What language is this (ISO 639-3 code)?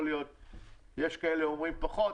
heb